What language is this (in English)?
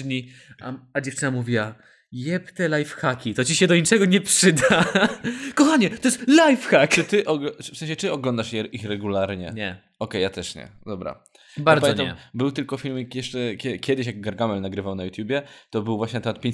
Polish